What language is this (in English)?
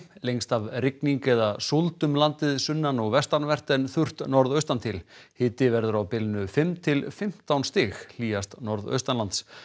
Icelandic